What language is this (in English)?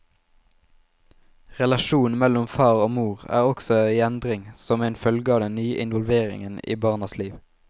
Norwegian